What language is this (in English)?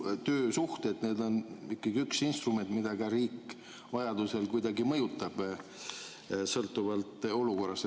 Estonian